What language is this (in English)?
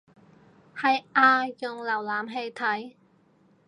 Cantonese